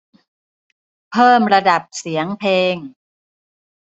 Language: Thai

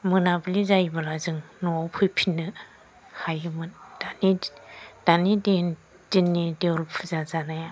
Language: Bodo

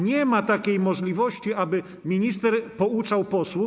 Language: Polish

